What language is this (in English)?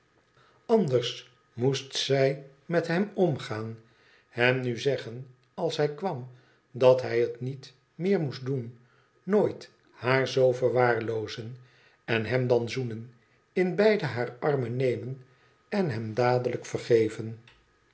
Dutch